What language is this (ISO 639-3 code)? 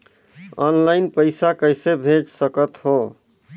hne